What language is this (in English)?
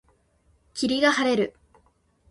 Japanese